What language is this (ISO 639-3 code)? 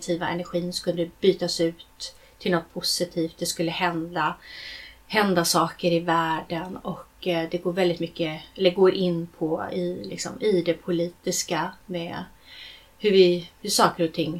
swe